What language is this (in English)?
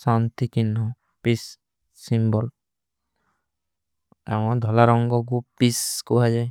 Kui (India)